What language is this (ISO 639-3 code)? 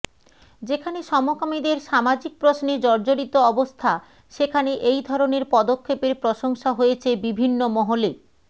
ben